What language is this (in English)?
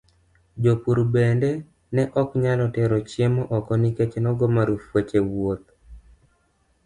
Luo (Kenya and Tanzania)